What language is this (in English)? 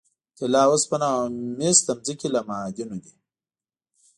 Pashto